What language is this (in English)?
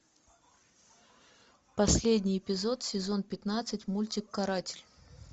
Russian